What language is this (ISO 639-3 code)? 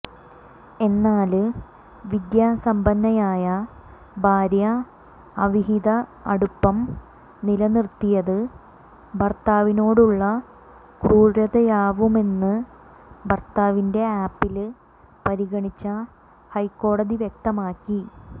mal